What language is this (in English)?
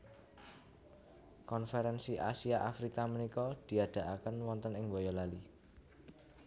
Javanese